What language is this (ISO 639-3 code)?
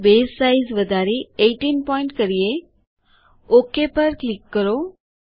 guj